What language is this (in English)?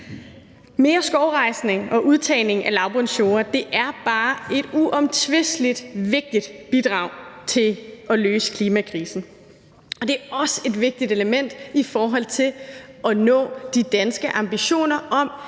Danish